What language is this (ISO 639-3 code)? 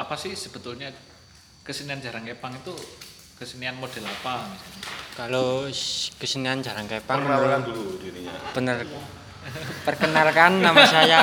ind